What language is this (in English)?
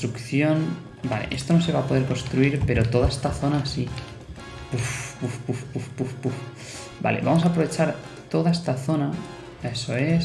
Spanish